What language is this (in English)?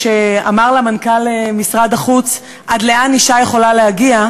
Hebrew